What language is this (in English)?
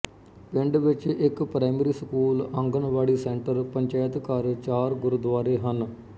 Punjabi